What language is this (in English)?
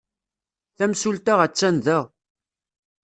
Kabyle